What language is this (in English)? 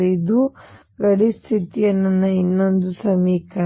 Kannada